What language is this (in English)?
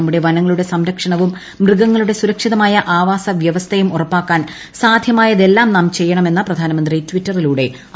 Malayalam